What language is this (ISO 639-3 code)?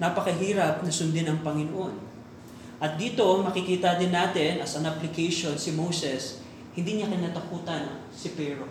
fil